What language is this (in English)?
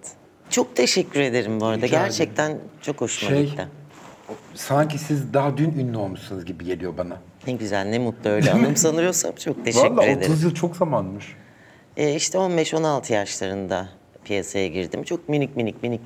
Turkish